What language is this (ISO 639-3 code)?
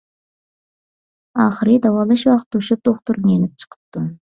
uig